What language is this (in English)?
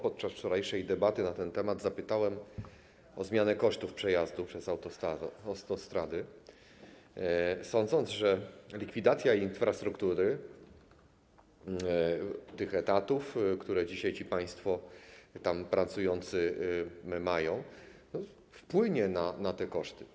Polish